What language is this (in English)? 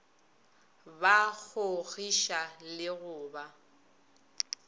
Northern Sotho